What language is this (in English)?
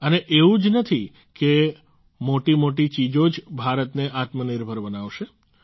Gujarati